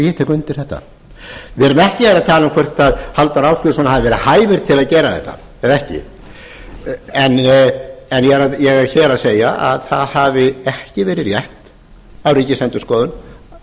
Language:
Icelandic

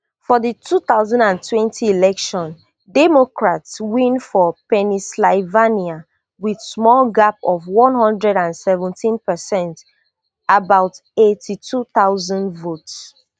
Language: Nigerian Pidgin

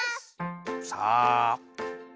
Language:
Japanese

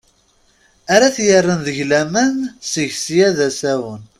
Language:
Kabyle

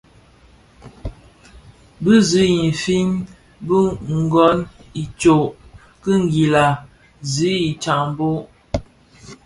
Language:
Bafia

